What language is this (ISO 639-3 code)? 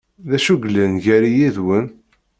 kab